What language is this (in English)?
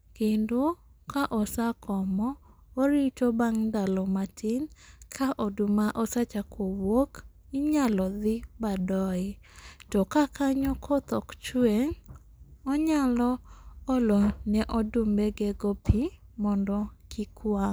Luo (Kenya and Tanzania)